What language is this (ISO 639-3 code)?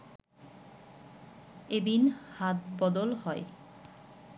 ben